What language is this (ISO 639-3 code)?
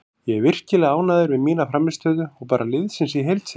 isl